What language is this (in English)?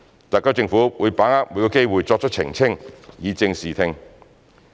Cantonese